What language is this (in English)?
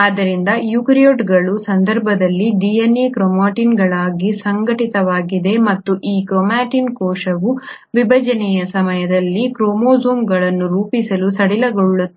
Kannada